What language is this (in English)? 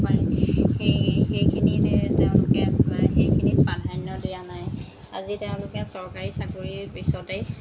Assamese